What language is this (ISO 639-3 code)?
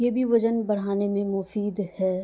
urd